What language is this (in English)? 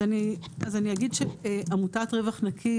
Hebrew